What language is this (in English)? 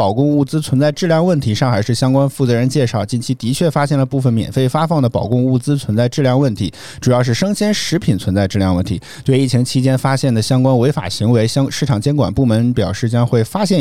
Chinese